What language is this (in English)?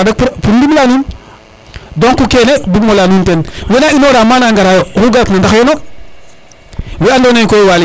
Serer